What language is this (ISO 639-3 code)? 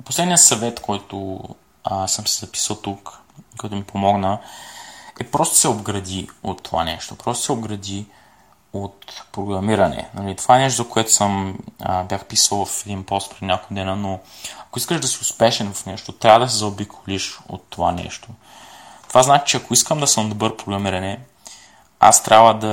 bul